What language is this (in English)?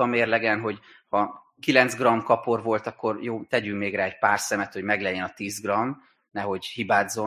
Hungarian